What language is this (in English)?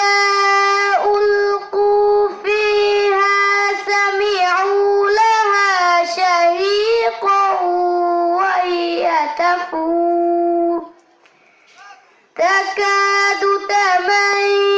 Arabic